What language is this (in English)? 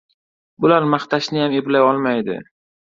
Uzbek